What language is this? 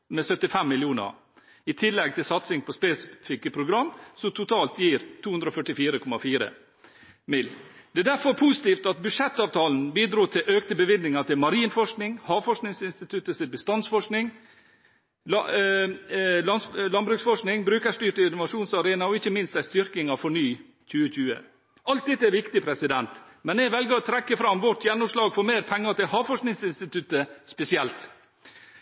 Norwegian Bokmål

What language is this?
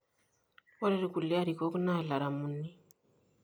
Masai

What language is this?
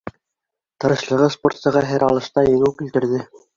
Bashkir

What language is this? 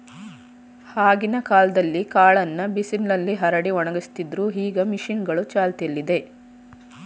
Kannada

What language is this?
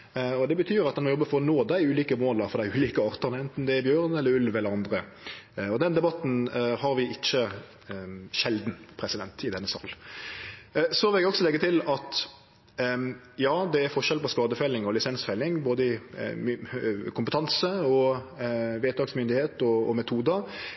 Norwegian Nynorsk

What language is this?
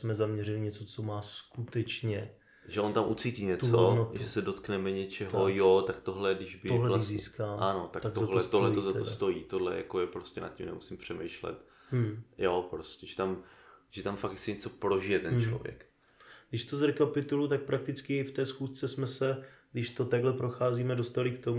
Czech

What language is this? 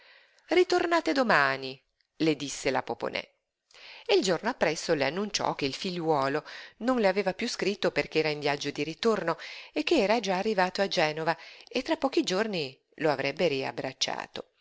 Italian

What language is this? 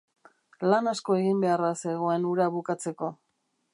Basque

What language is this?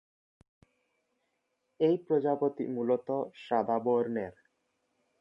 Bangla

